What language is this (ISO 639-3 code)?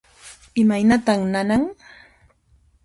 qxp